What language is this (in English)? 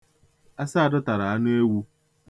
Igbo